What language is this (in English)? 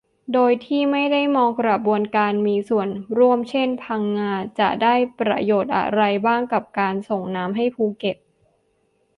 Thai